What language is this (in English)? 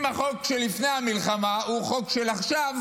Hebrew